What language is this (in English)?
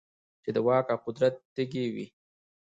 Pashto